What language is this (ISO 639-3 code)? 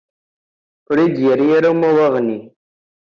kab